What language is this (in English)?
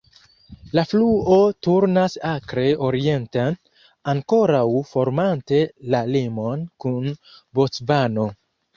Esperanto